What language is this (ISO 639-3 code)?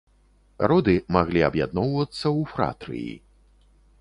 bel